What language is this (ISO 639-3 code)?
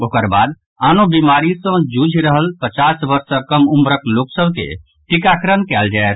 mai